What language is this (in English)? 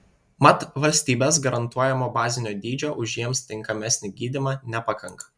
Lithuanian